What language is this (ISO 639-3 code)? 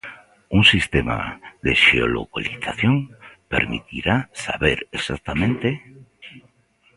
glg